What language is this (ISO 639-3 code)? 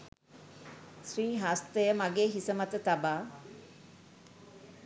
sin